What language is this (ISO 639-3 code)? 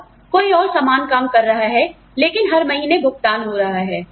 hin